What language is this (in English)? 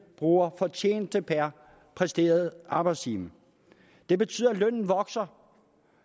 Danish